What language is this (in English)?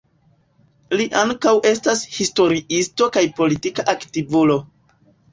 Esperanto